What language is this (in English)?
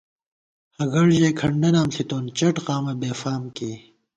Gawar-Bati